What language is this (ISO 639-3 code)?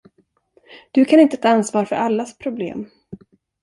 swe